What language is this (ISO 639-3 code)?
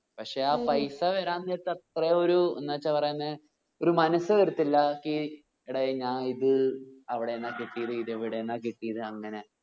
mal